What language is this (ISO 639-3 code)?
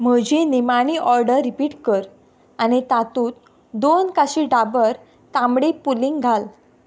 kok